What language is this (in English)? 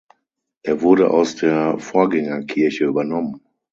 German